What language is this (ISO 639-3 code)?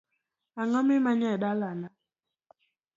luo